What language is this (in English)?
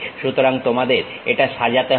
Bangla